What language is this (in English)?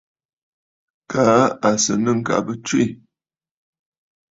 Bafut